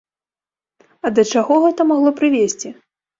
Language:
Belarusian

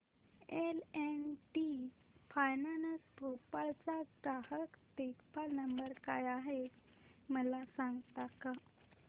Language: Marathi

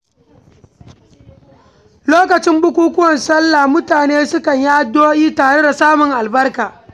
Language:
Hausa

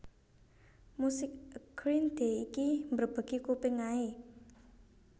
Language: Javanese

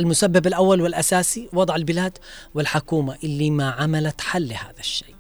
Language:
Arabic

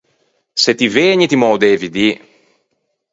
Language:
Ligurian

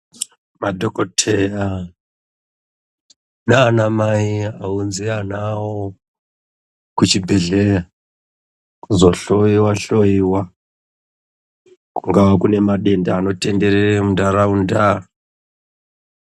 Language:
Ndau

